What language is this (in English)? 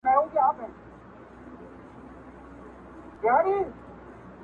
Pashto